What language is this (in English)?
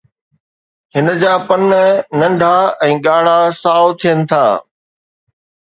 Sindhi